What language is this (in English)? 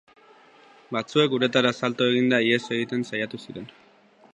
Basque